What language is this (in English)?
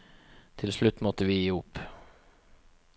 Norwegian